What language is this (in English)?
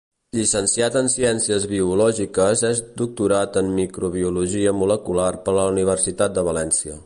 Catalan